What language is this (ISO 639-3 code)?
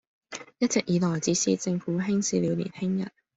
yue